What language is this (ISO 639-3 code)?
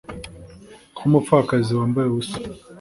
kin